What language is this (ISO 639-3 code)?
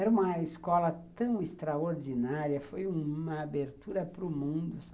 por